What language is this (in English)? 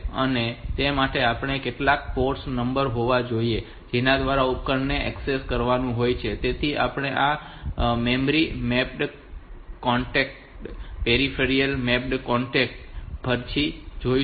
Gujarati